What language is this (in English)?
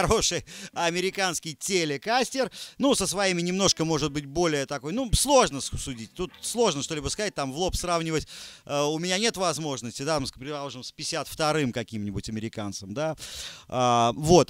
Russian